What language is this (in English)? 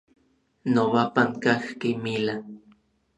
Orizaba Nahuatl